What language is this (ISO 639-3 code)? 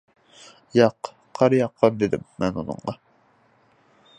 uig